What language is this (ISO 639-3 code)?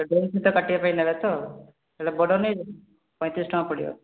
ori